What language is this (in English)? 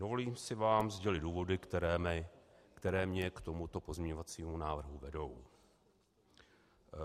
Czech